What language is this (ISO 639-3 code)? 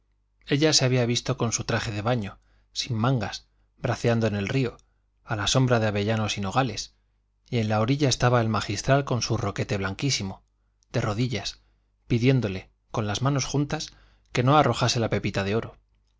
spa